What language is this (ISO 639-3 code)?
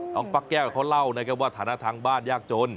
tha